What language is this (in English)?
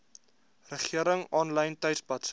Afrikaans